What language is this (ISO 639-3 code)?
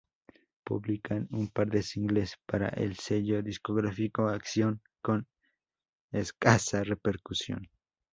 spa